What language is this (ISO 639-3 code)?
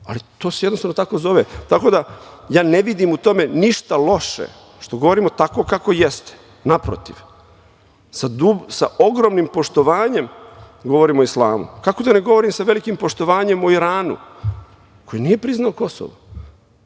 srp